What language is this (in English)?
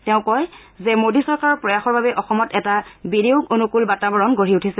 Assamese